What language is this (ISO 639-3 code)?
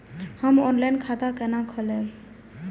mai